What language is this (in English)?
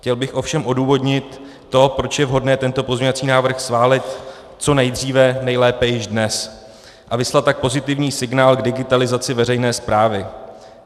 Czech